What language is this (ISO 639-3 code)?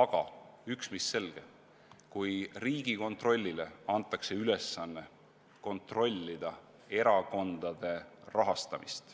est